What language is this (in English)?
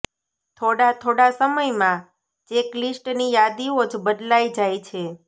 Gujarati